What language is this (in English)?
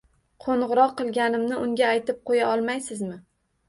Uzbek